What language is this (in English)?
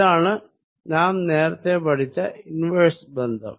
Malayalam